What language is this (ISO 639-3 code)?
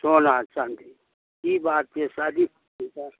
mai